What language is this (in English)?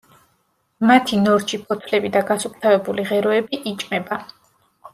Georgian